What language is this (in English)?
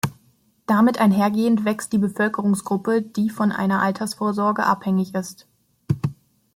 German